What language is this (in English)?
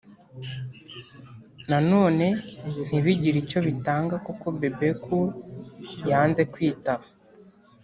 Kinyarwanda